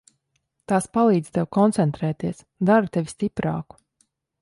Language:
Latvian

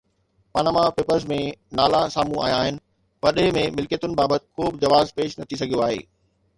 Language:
Sindhi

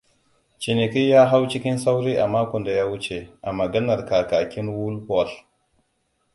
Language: Hausa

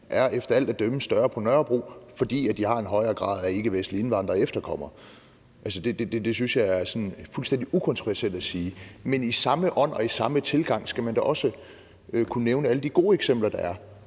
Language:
Danish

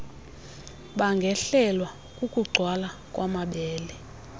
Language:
Xhosa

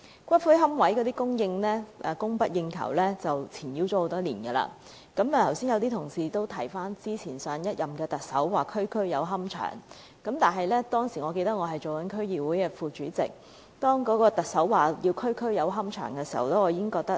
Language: Cantonese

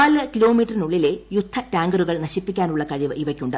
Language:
Malayalam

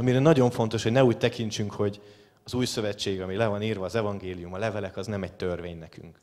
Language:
Hungarian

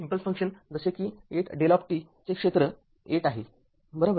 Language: Marathi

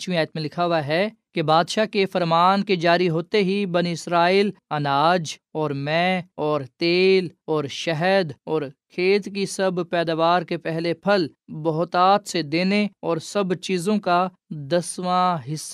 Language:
Urdu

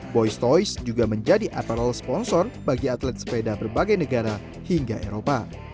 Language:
Indonesian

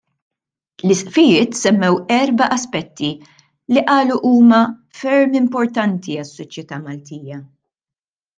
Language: Maltese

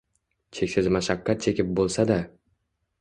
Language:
Uzbek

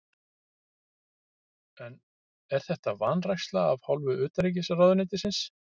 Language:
Icelandic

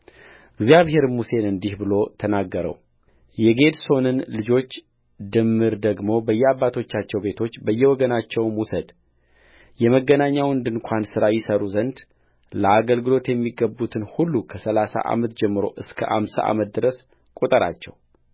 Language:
Amharic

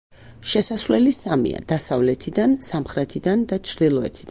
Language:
Georgian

